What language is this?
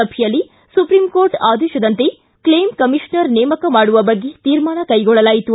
Kannada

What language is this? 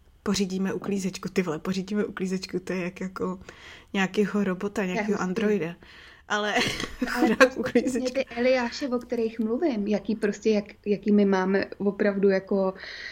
Czech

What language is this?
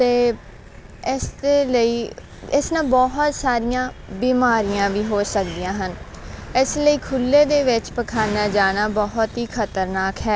Punjabi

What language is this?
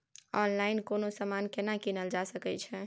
Maithili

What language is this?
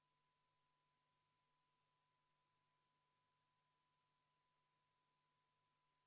Estonian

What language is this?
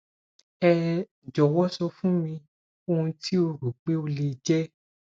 Yoruba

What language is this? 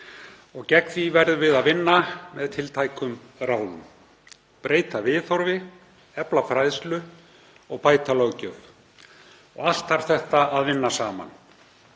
Icelandic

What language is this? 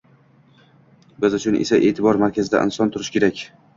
Uzbek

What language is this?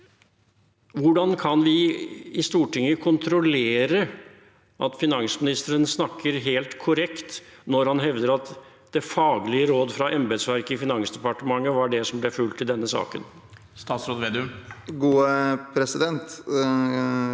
Norwegian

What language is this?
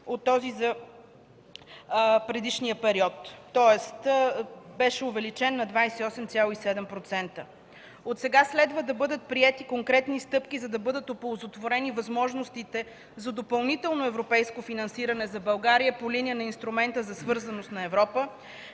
Bulgarian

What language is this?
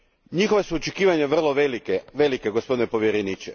Croatian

